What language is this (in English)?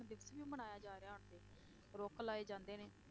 Punjabi